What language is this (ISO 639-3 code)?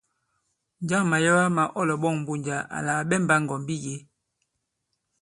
abb